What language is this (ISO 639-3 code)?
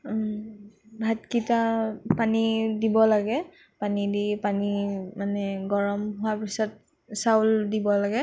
asm